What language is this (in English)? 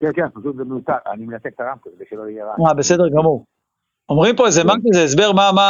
Hebrew